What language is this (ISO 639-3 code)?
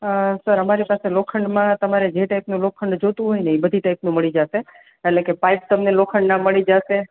guj